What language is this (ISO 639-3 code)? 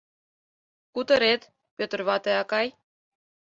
chm